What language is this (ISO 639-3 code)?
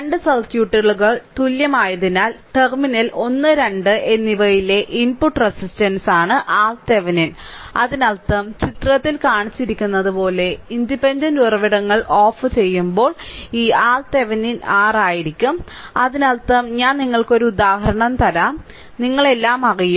mal